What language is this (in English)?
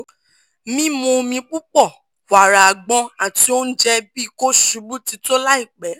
Yoruba